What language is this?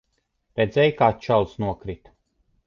Latvian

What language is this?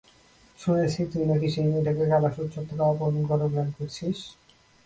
Bangla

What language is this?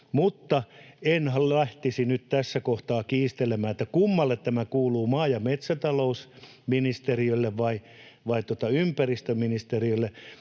Finnish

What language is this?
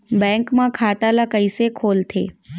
Chhattisgarhi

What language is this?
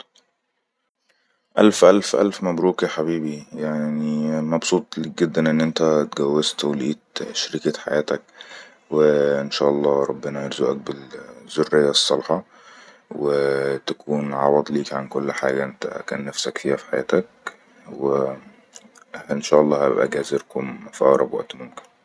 Egyptian Arabic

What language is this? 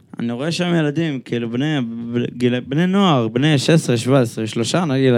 Hebrew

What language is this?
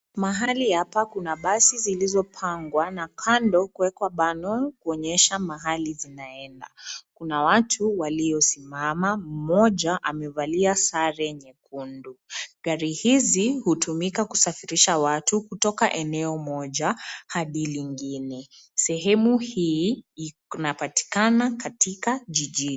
Swahili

